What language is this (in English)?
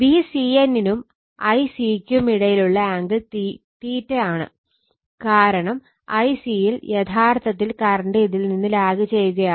Malayalam